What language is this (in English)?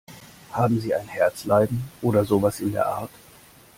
German